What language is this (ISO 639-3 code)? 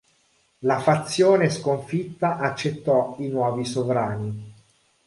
ita